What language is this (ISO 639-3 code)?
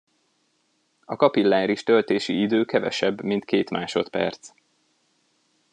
hun